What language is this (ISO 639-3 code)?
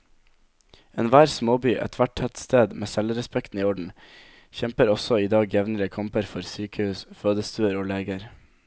nor